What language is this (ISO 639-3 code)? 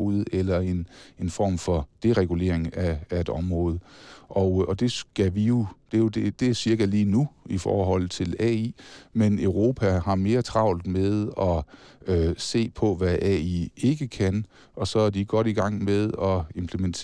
dan